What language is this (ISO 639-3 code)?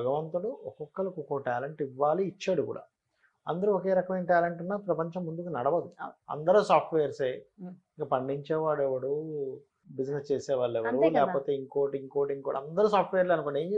tel